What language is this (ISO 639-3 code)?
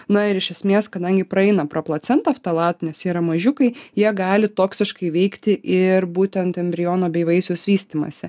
lit